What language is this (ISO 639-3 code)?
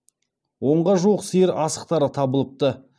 kaz